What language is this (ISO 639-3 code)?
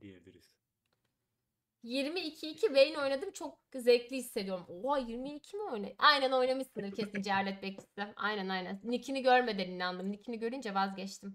tur